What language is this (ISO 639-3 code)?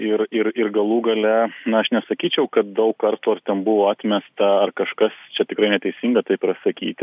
lit